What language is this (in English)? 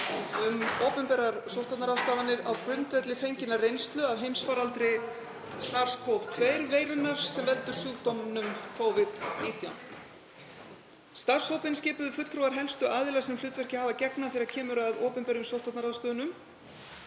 Icelandic